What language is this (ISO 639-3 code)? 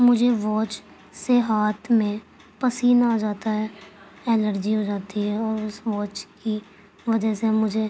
urd